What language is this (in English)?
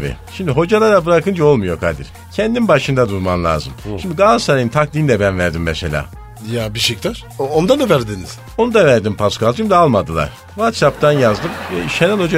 Turkish